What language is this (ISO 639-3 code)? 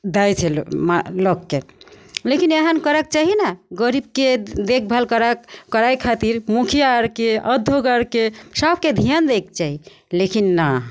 mai